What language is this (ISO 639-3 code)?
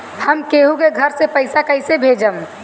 bho